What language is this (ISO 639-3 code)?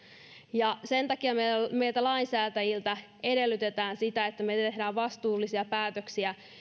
fin